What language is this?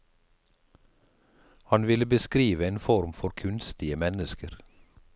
Norwegian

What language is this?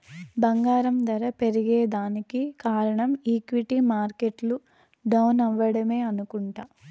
Telugu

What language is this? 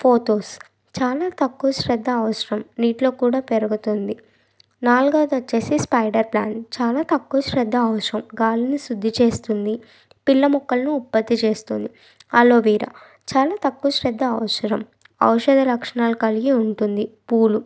Telugu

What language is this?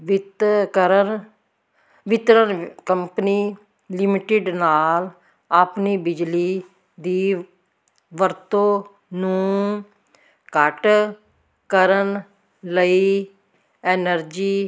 Punjabi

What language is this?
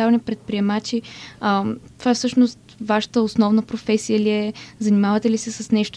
Bulgarian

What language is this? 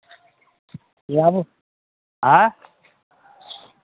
Maithili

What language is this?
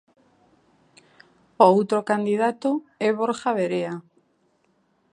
Galician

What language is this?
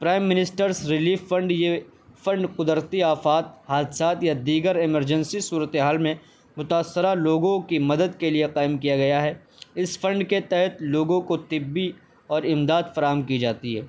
Urdu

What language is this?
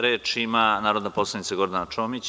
Serbian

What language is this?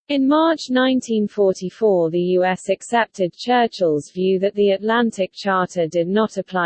English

